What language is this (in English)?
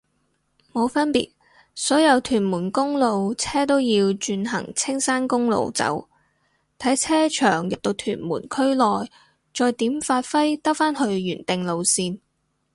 Cantonese